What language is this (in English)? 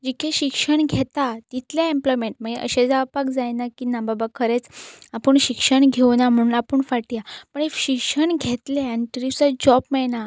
Konkani